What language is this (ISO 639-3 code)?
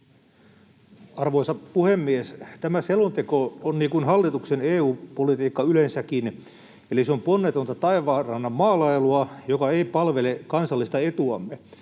fin